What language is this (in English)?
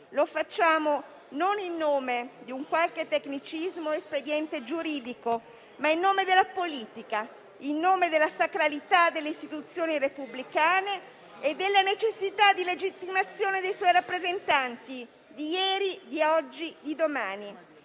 Italian